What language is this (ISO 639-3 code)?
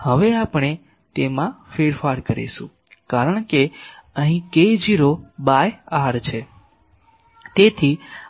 guj